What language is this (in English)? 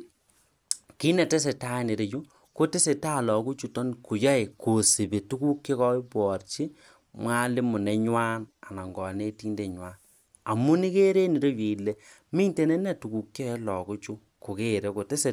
Kalenjin